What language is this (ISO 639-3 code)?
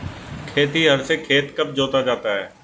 hin